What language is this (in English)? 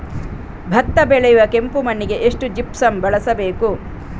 Kannada